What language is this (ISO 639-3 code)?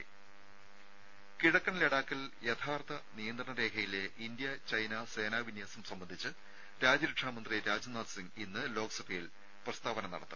mal